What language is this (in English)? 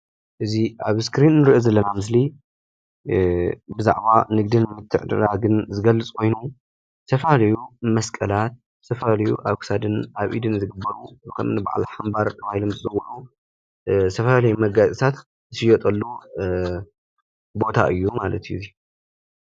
Tigrinya